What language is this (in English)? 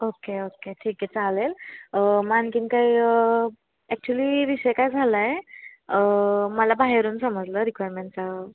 Marathi